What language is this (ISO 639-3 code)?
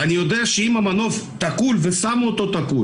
heb